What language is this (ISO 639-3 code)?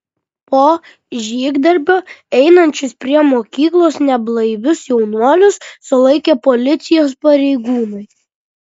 lit